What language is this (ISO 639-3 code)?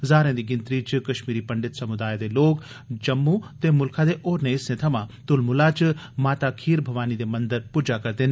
doi